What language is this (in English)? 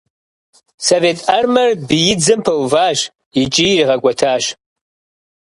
Kabardian